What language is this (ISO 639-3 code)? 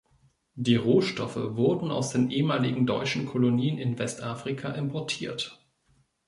deu